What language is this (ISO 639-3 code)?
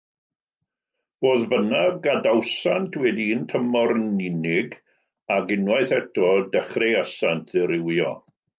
cym